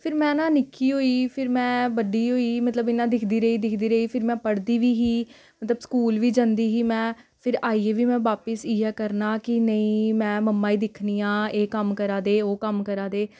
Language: Dogri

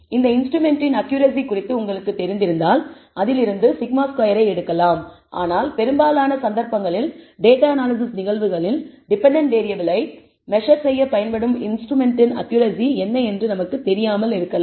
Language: Tamil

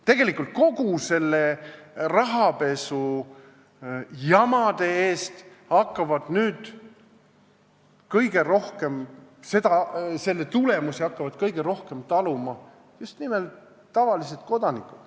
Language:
Estonian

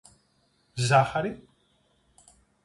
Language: Greek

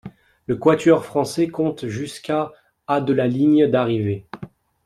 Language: French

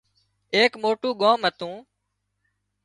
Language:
Wadiyara Koli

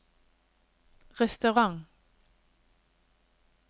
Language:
Norwegian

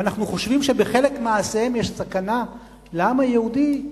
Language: Hebrew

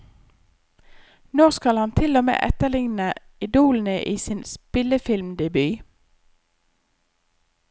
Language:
Norwegian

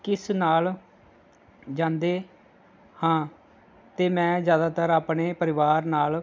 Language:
Punjabi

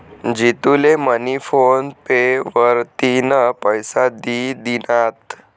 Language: Marathi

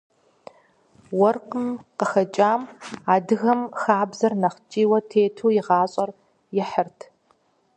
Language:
Kabardian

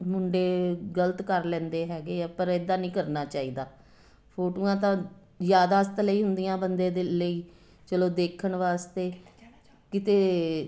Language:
Punjabi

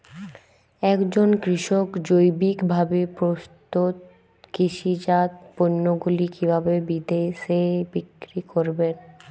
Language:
Bangla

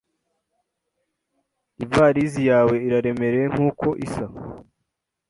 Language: Kinyarwanda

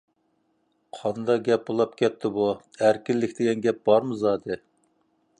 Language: Uyghur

